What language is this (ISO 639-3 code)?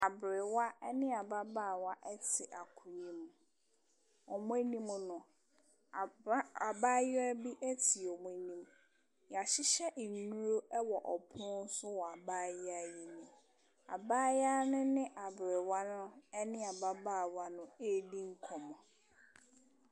aka